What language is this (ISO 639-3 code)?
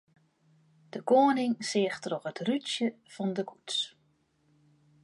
fry